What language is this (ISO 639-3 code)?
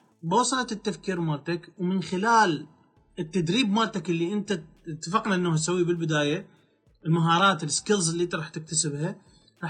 ara